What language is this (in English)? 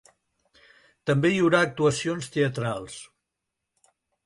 Catalan